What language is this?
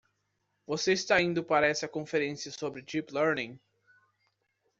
Portuguese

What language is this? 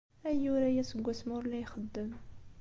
Kabyle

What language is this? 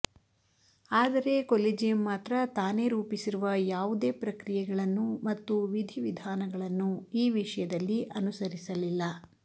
Kannada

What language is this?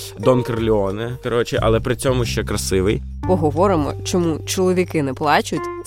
Ukrainian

